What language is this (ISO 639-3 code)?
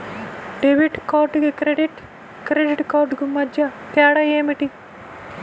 tel